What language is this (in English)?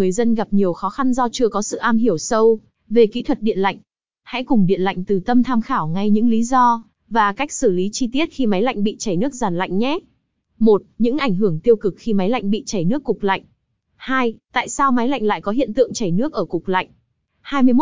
Vietnamese